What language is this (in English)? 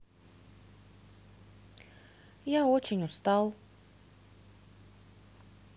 Russian